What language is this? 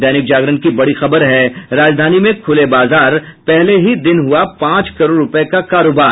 Hindi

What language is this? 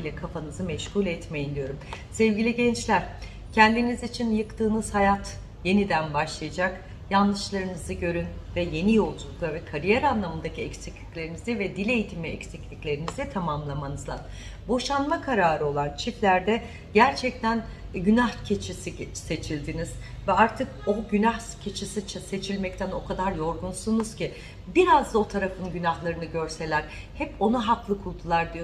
Turkish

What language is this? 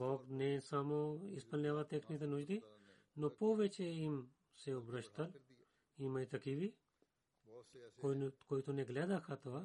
Bulgarian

